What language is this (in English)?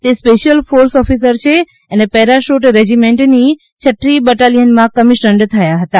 Gujarati